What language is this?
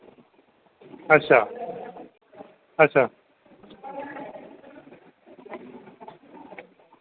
Dogri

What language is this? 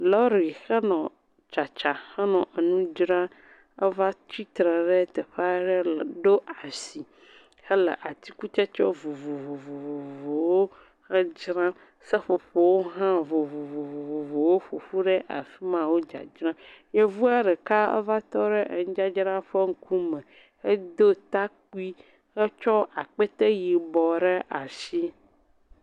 Ewe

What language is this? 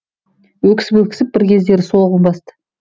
Kazakh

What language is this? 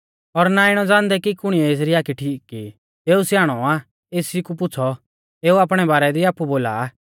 Mahasu Pahari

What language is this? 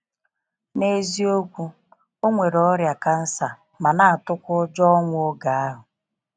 Igbo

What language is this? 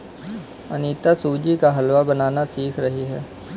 Hindi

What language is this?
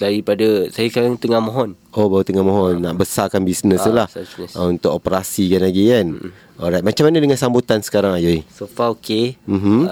Malay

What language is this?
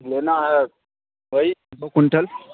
Urdu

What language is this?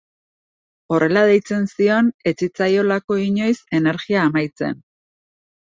Basque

